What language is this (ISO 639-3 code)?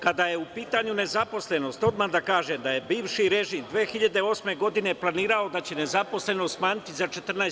srp